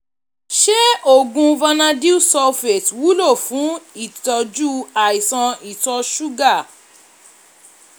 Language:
Yoruba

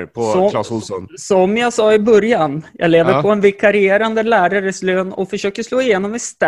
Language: Swedish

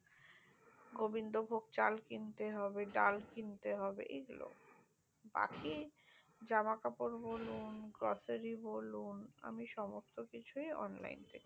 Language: Bangla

